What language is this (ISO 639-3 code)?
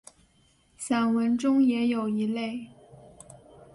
zho